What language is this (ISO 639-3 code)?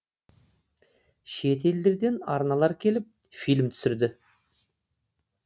kaz